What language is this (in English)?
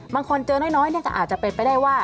Thai